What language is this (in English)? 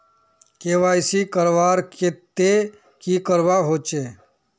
Magahi